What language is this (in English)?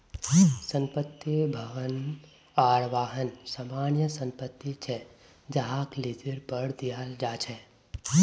Magahi